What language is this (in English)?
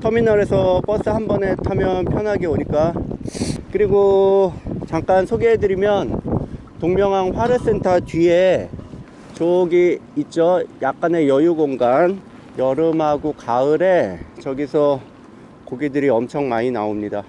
Korean